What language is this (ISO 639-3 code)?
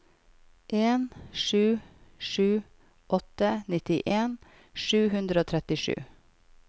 nor